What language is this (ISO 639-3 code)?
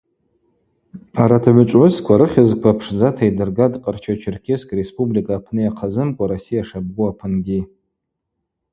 abq